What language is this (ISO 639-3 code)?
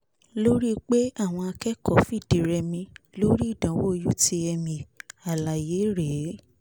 yor